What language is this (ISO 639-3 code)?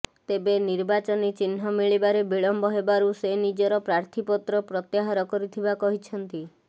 ori